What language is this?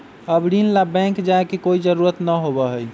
Magahi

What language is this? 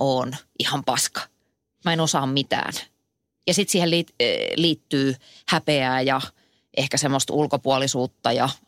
Finnish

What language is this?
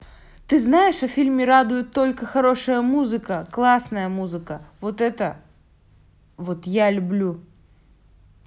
Russian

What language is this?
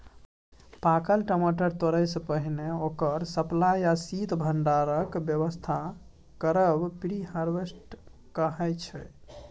Maithili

